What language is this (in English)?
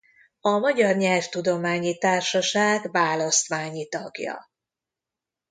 Hungarian